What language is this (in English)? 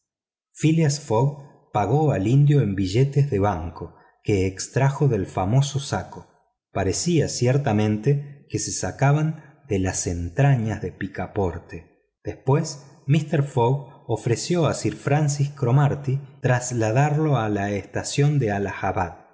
Spanish